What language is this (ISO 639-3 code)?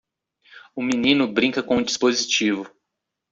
por